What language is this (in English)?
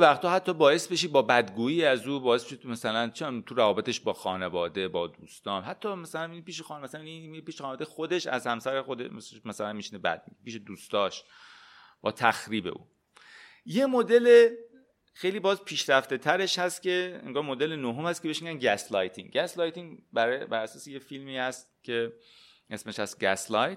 Persian